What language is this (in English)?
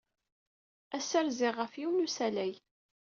Kabyle